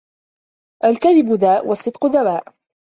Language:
Arabic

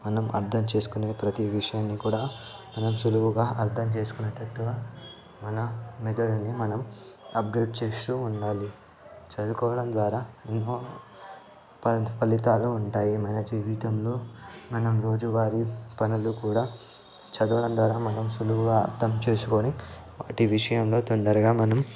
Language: Telugu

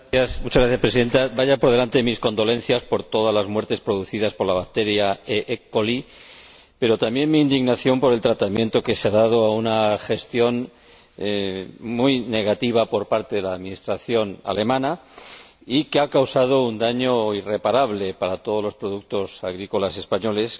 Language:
Spanish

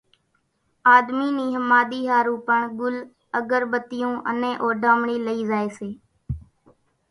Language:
Kachi Koli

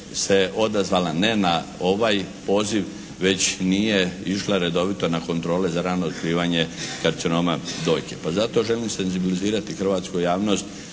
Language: Croatian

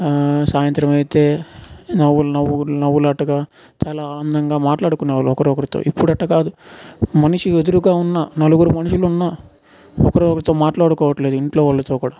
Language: Telugu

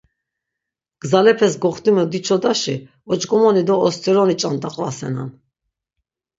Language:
Laz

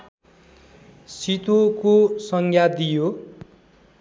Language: Nepali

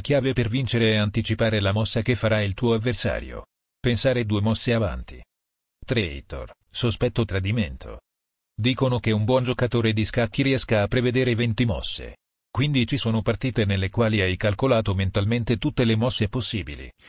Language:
Italian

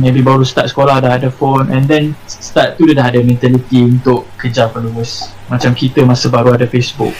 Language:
Malay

